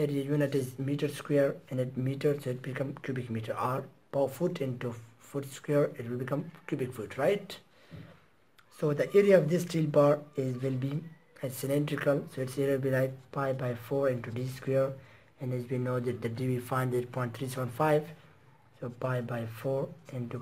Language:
English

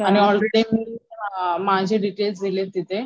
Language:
Marathi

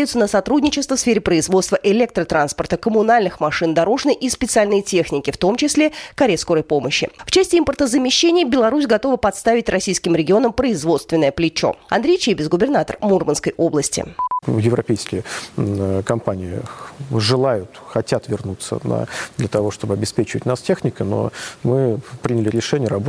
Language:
Russian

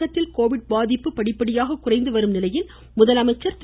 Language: Tamil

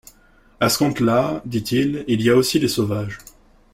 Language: French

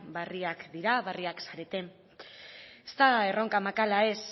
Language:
Basque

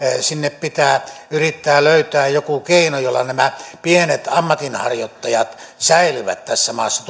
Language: Finnish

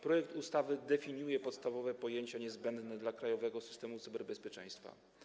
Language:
Polish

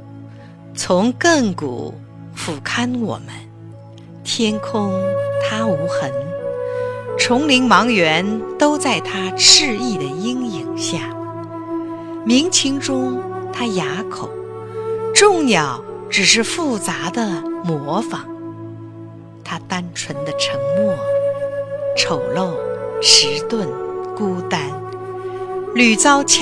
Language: Chinese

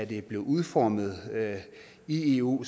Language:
Danish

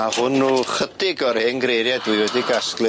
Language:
Welsh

